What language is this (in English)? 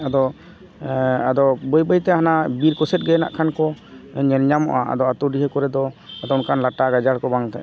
Santali